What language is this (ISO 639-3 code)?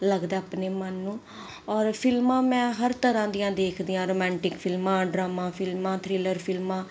pan